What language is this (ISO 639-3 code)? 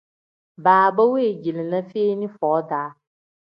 kdh